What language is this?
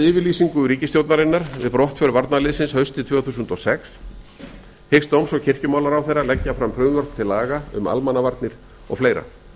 Icelandic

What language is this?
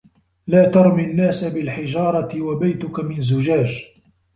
Arabic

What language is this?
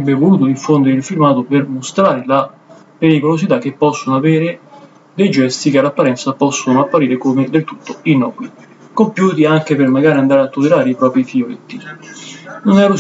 Italian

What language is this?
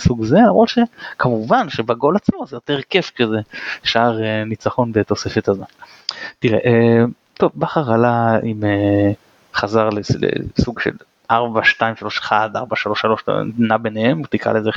Hebrew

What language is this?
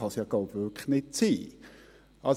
Swiss German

